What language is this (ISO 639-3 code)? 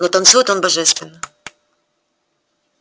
rus